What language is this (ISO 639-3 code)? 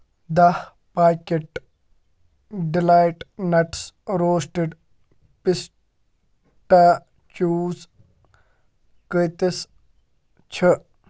kas